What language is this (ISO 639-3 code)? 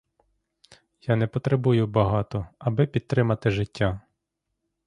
ukr